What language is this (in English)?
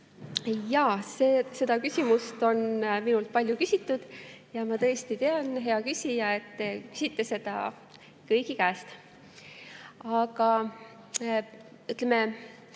Estonian